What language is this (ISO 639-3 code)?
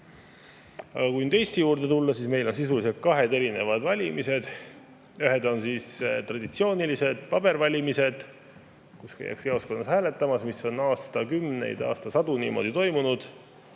est